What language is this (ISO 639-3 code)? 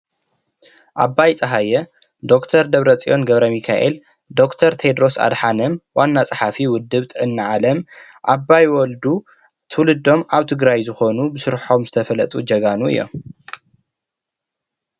tir